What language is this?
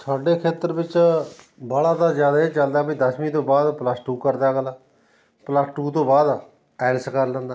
Punjabi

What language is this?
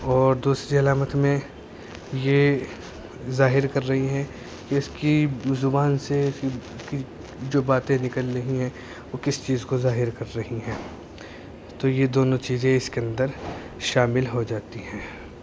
Urdu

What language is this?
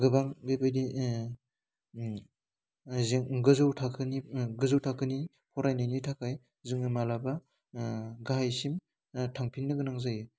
Bodo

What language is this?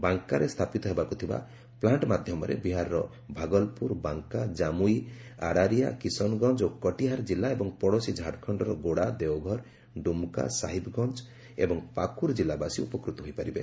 Odia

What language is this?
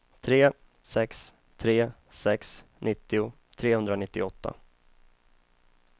Swedish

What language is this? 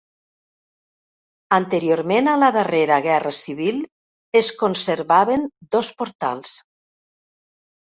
Catalan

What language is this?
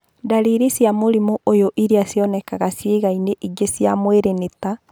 Kikuyu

